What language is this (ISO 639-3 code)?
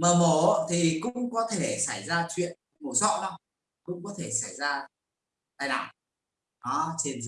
vie